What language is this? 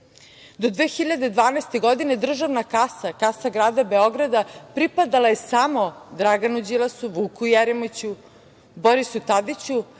Serbian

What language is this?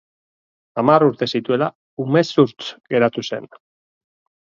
Basque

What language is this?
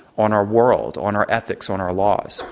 English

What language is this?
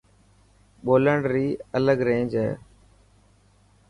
Dhatki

